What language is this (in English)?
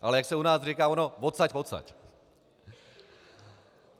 Czech